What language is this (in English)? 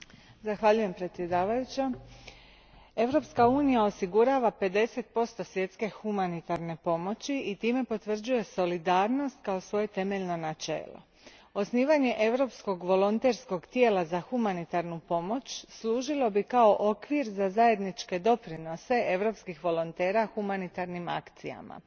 Croatian